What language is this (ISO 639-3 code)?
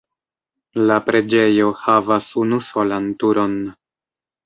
epo